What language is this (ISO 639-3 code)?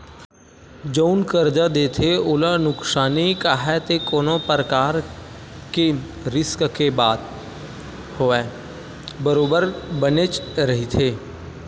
hne